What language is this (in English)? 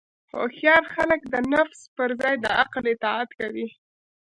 Pashto